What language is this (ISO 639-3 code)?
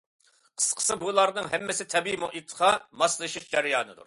uig